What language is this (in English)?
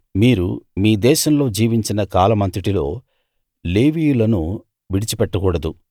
Telugu